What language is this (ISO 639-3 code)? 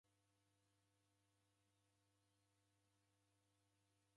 dav